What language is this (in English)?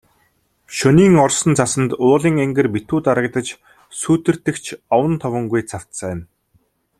Mongolian